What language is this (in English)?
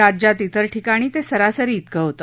Marathi